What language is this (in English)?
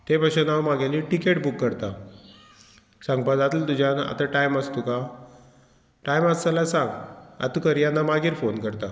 Konkani